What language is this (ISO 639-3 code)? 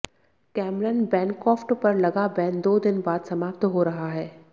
hin